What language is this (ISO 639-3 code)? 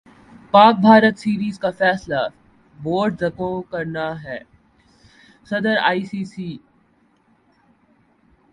urd